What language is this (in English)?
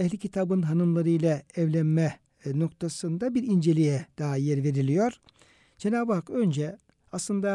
Turkish